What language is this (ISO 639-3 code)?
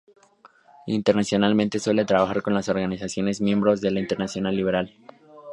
spa